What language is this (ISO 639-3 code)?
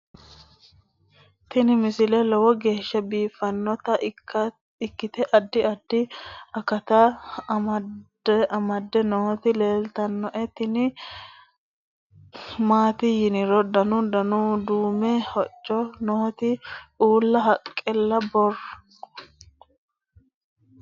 sid